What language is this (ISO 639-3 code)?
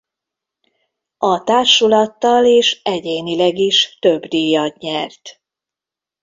hun